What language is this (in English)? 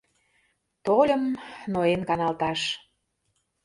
Mari